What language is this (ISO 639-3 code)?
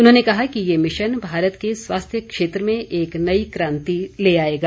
hin